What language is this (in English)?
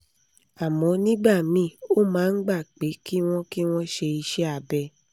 Yoruba